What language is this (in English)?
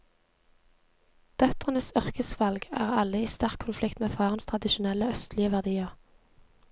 Norwegian